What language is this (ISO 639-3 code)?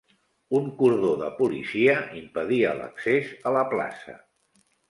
cat